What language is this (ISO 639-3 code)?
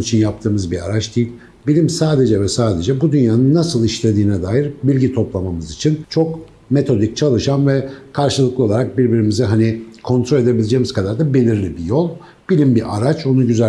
tur